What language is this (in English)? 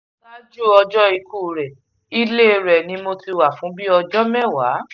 Yoruba